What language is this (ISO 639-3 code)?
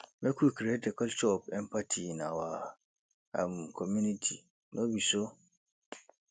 pcm